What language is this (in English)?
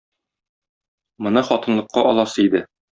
Tatar